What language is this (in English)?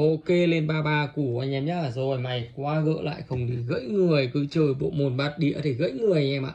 Vietnamese